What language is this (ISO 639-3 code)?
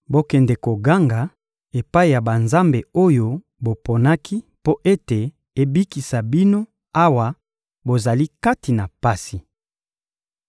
lin